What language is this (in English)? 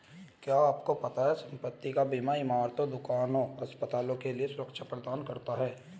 Hindi